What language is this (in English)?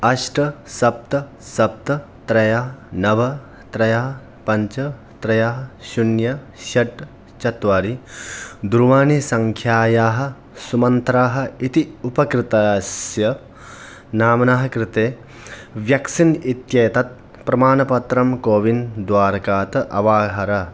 Sanskrit